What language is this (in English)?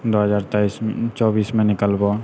Maithili